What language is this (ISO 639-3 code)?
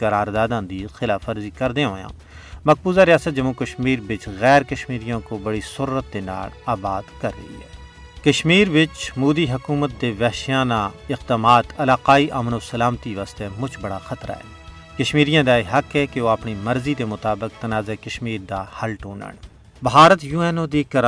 urd